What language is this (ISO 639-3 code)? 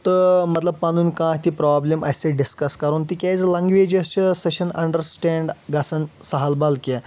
kas